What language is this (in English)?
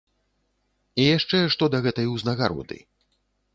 Belarusian